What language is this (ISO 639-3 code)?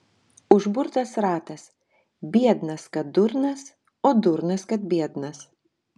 lit